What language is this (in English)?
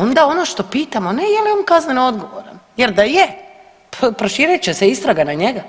Croatian